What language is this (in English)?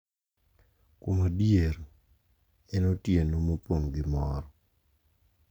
Luo (Kenya and Tanzania)